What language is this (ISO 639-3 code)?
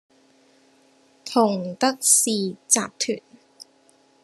yue